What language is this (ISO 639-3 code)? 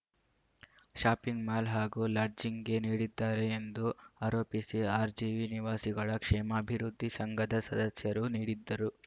kan